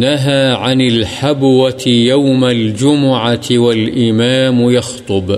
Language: Urdu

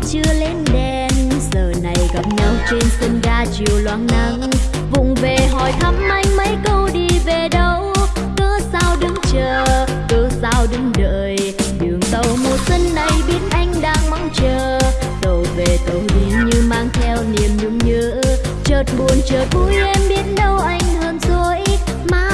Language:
Vietnamese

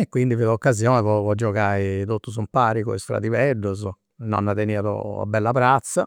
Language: Campidanese Sardinian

